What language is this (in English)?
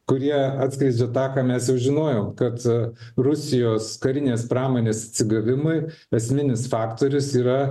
Lithuanian